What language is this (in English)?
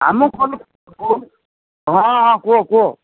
Odia